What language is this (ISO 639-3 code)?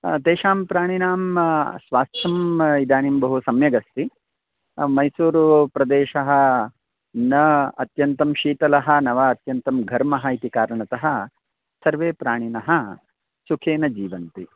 san